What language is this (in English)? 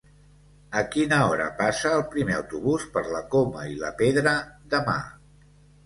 Catalan